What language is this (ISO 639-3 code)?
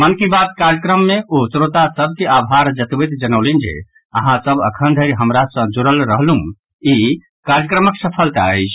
mai